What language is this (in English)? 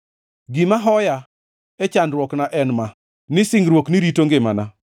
Luo (Kenya and Tanzania)